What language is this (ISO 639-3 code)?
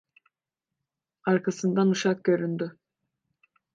tur